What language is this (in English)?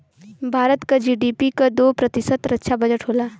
Bhojpuri